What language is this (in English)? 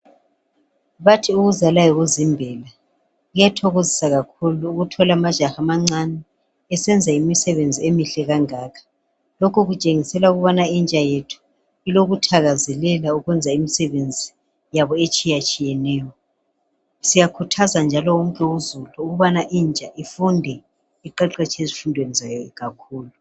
North Ndebele